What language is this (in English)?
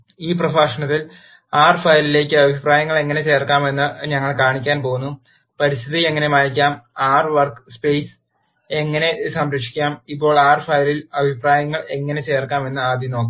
Malayalam